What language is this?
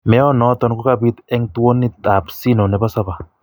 Kalenjin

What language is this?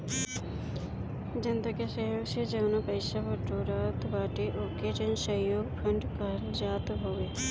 Bhojpuri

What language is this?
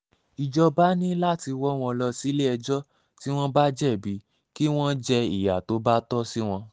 Yoruba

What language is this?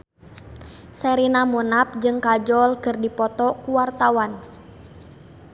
Sundanese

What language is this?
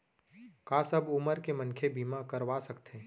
Chhattisgarhi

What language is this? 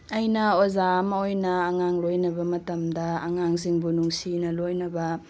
Manipuri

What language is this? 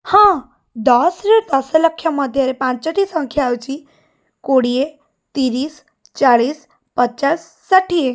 Odia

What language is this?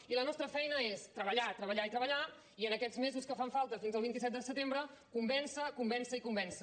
Catalan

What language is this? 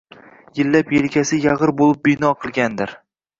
Uzbek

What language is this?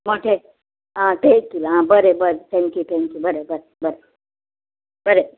Konkani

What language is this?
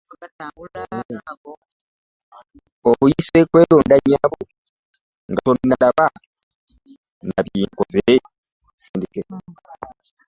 Ganda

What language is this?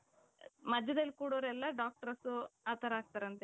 Kannada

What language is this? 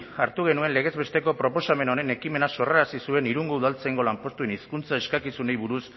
Basque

